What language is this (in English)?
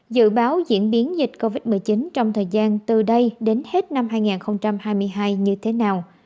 Vietnamese